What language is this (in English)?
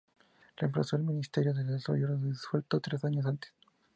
Spanish